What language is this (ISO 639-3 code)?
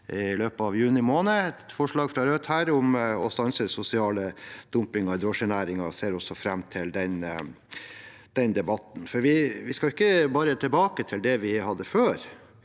nor